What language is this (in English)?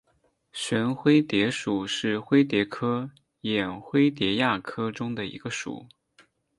Chinese